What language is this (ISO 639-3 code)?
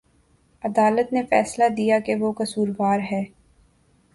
urd